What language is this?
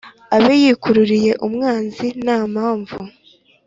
Kinyarwanda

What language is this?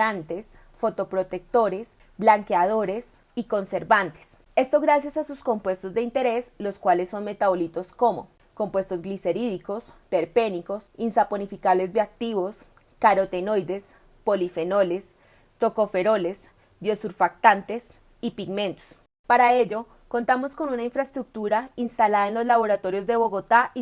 Spanish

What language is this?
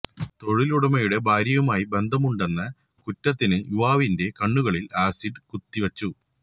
Malayalam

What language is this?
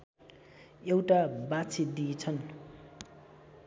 Nepali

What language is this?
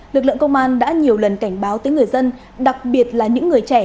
Vietnamese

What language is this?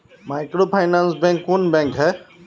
Magahi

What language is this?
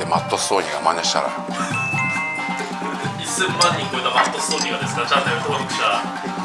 Japanese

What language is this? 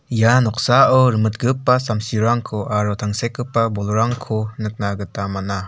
Garo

